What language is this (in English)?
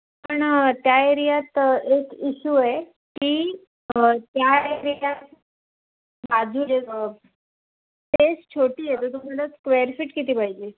Marathi